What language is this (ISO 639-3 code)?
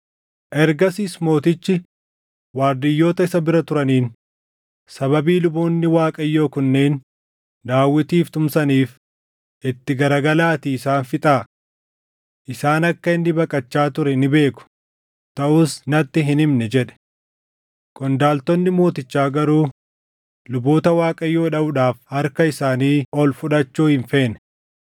orm